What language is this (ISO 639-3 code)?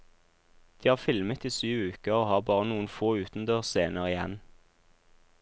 nor